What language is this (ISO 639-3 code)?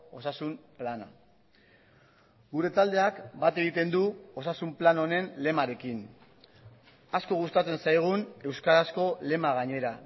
eus